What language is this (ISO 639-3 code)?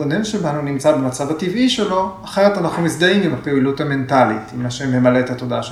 heb